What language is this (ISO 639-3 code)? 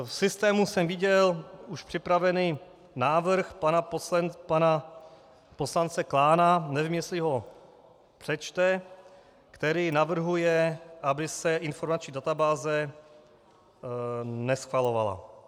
ces